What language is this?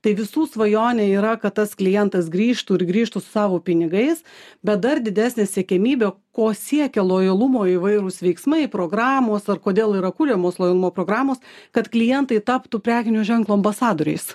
Lithuanian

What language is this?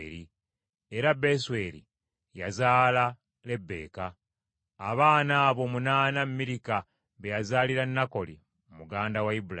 Ganda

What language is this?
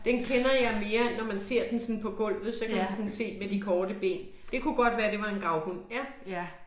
Danish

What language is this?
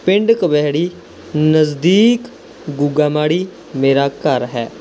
Punjabi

